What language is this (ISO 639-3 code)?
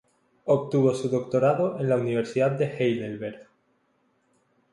spa